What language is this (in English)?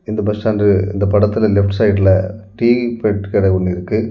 Tamil